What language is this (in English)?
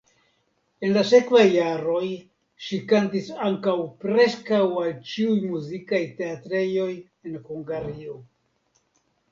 Esperanto